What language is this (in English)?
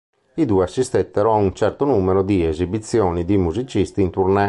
Italian